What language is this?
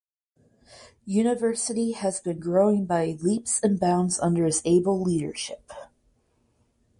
English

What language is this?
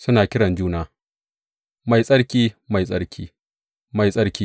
Hausa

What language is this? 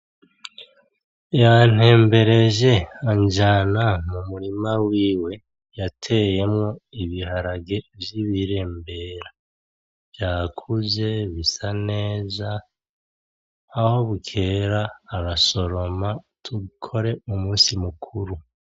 Rundi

